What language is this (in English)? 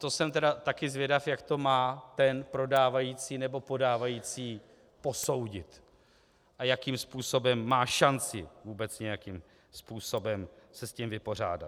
Czech